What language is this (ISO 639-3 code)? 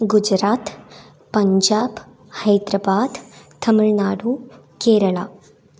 mal